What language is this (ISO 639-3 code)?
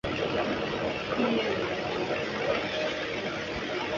zho